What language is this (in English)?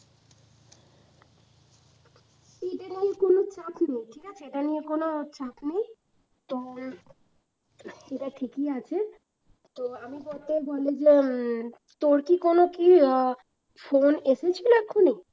Bangla